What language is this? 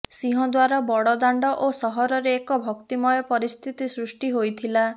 Odia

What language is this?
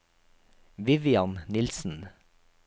Norwegian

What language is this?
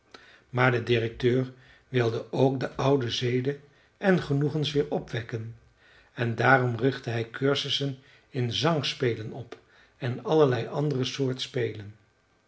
Dutch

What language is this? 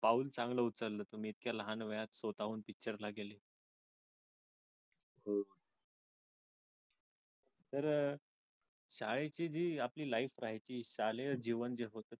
Marathi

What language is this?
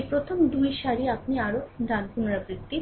Bangla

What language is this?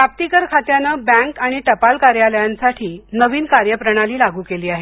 Marathi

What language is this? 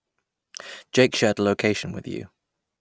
English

